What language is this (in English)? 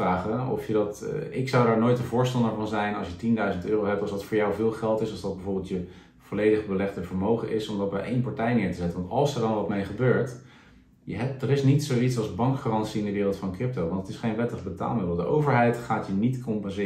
Dutch